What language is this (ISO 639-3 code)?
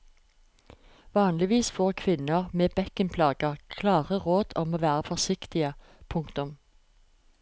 nor